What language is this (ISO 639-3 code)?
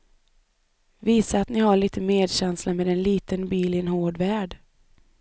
swe